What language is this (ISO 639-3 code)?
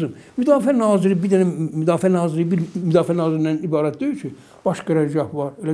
tur